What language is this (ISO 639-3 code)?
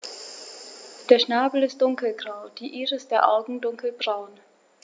deu